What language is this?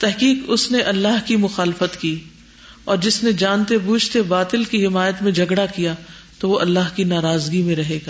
Urdu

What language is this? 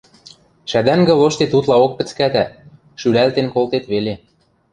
Western Mari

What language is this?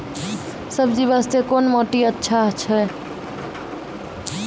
Maithili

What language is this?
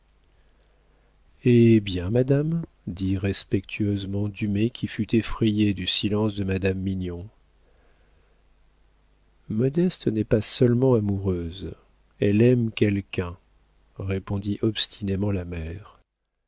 French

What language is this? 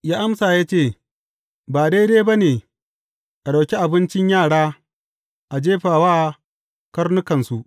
Hausa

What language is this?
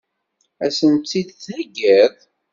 Kabyle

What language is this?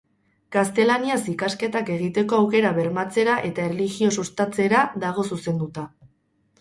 Basque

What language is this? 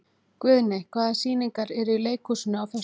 Icelandic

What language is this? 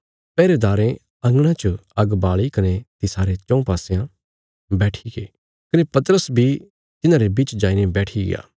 Bilaspuri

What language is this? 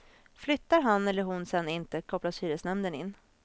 Swedish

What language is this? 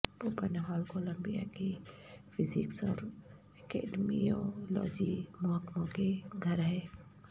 Urdu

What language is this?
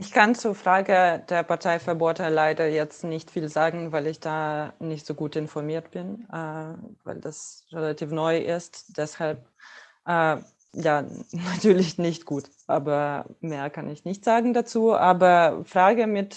German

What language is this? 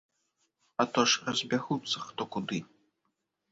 Belarusian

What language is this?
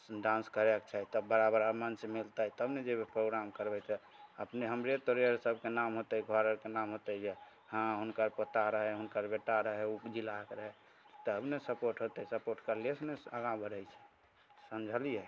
Maithili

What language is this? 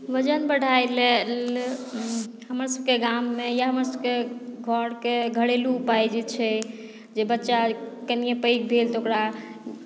Maithili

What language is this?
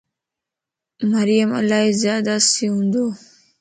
Lasi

